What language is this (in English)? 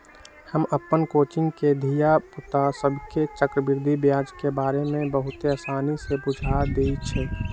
Magahi